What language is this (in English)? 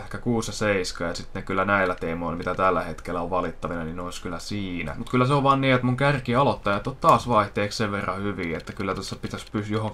Finnish